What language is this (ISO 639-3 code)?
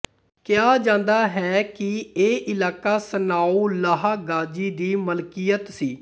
pan